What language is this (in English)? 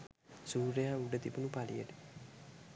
Sinhala